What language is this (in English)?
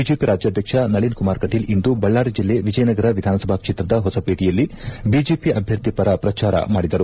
Kannada